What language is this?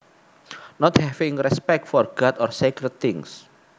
Javanese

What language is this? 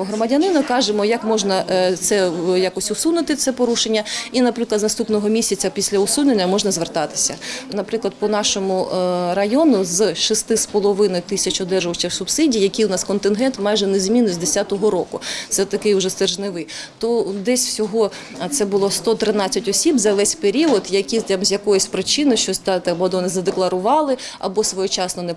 Ukrainian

